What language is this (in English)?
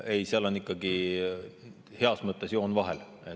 Estonian